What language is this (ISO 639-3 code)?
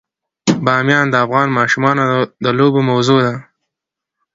pus